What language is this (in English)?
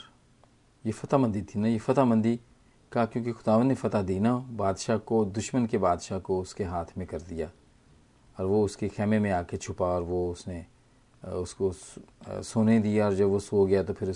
Hindi